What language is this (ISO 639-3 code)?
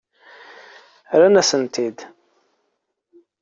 kab